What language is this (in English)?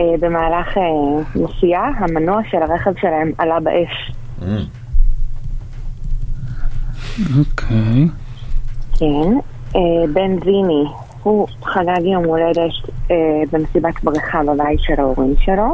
Hebrew